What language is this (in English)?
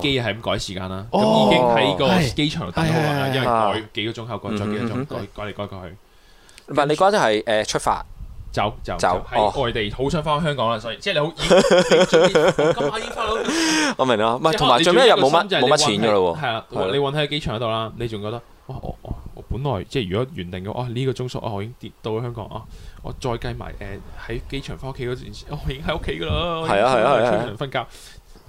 Chinese